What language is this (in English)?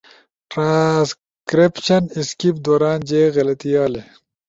Ushojo